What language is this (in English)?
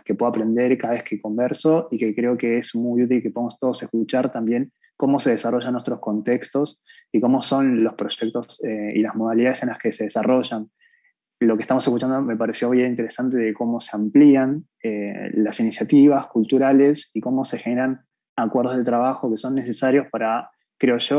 Spanish